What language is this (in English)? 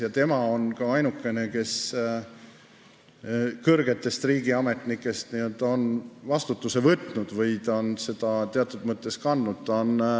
Estonian